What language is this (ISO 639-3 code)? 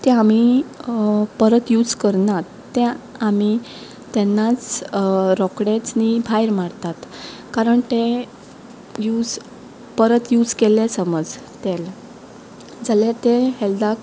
kok